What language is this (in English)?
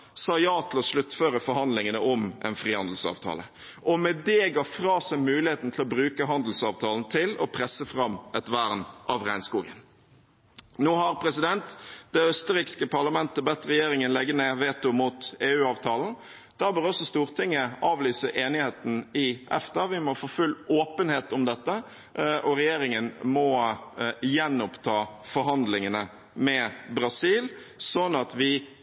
Norwegian Bokmål